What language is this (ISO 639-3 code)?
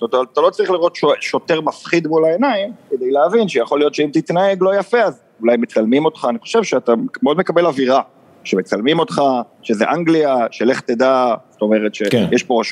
heb